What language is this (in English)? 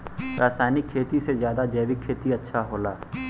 Bhojpuri